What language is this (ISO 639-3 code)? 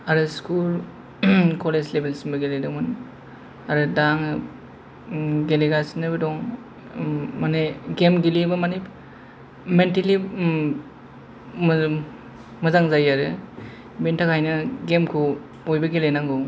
brx